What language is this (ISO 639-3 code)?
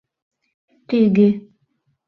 chm